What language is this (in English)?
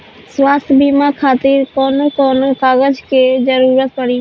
Bhojpuri